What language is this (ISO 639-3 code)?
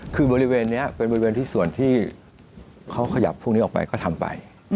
tha